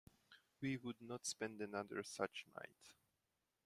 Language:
English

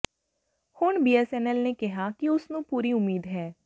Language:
Punjabi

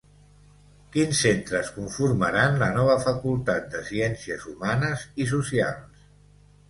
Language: Catalan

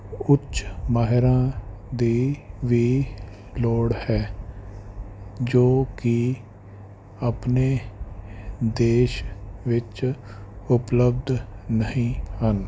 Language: Punjabi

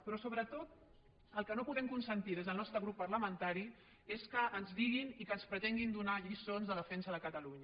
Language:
Catalan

